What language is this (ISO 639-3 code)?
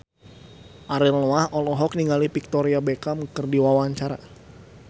sun